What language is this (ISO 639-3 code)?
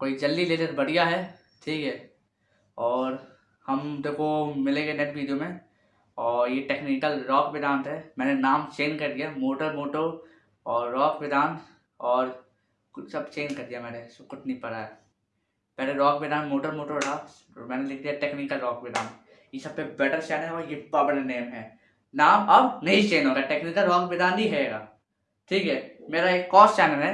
hin